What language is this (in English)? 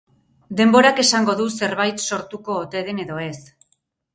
Basque